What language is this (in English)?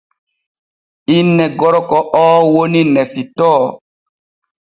Borgu Fulfulde